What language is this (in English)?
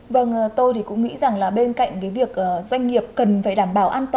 Vietnamese